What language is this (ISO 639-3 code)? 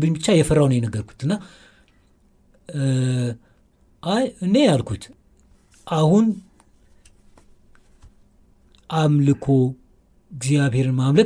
amh